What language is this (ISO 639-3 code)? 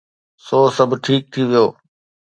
snd